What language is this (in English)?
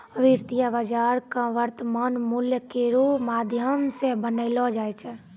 Maithili